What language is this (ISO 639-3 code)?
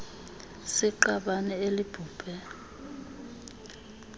xho